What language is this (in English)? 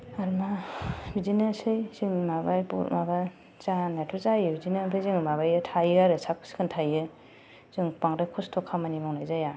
Bodo